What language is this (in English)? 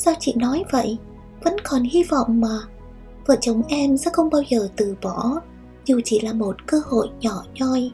Vietnamese